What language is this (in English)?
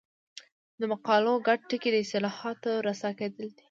Pashto